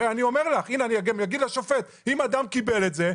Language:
Hebrew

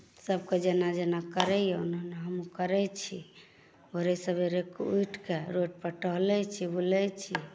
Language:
Maithili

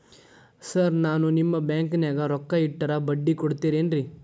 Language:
Kannada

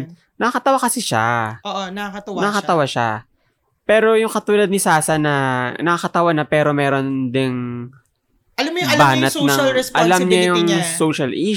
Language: Filipino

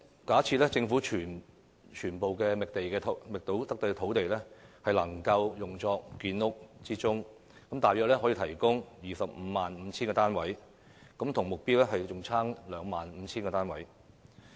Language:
Cantonese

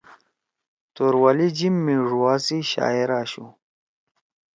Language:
Torwali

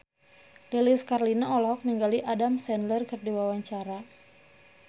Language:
Sundanese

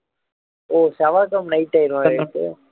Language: Tamil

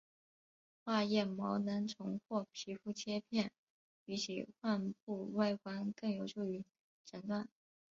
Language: Chinese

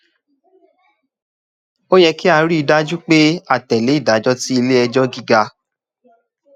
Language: Yoruba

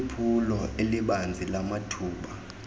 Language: Xhosa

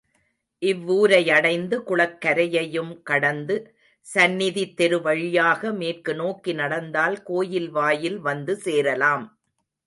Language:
Tamil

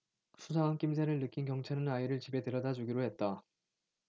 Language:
Korean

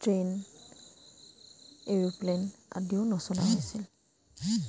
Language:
Assamese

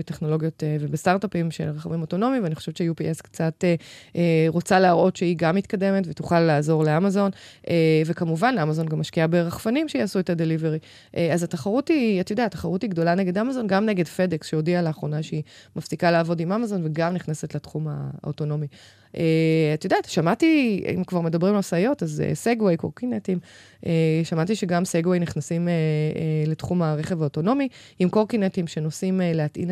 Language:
Hebrew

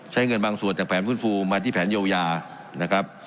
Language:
Thai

